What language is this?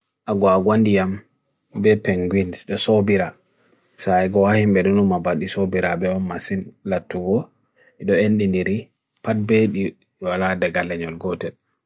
Bagirmi Fulfulde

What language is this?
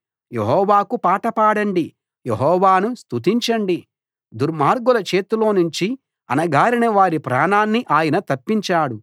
Telugu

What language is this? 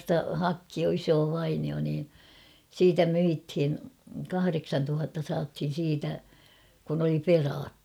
Finnish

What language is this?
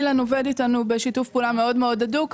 Hebrew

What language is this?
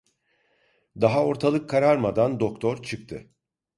Turkish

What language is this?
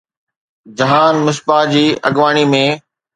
Sindhi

